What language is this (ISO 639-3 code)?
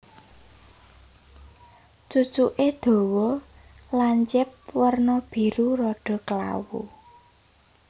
jav